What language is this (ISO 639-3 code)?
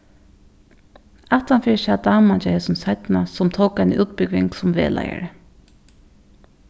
fao